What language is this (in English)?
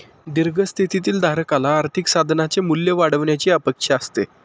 Marathi